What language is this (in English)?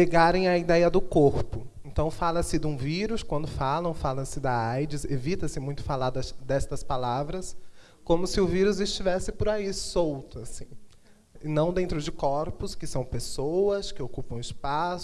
Portuguese